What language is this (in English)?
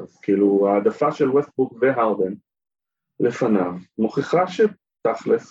Hebrew